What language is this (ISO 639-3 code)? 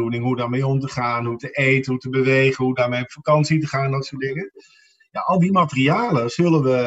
nld